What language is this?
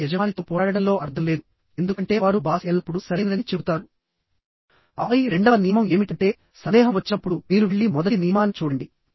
Telugu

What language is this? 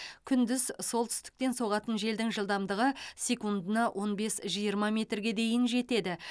Kazakh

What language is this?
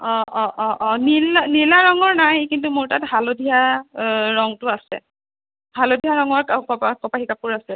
Assamese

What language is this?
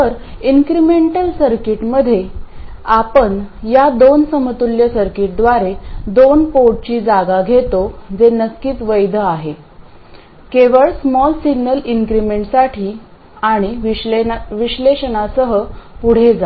Marathi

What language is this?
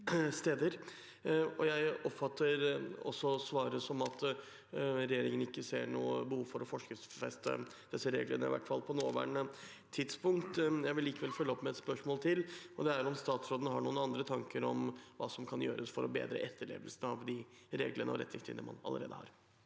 Norwegian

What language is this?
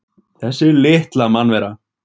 Icelandic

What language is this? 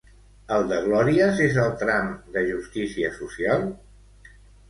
Catalan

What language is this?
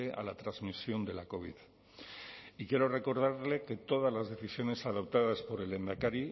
Spanish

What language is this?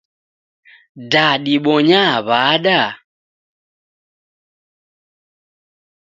Taita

